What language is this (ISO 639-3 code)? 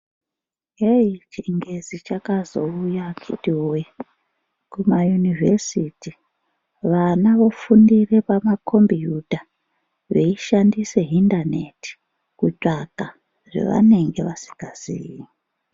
ndc